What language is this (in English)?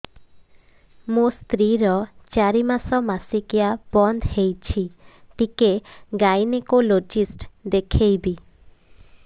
Odia